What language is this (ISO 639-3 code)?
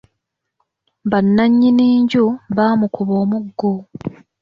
lug